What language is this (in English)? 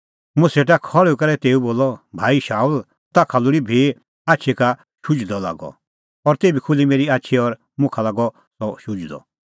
Kullu Pahari